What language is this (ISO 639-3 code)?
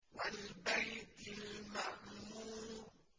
ara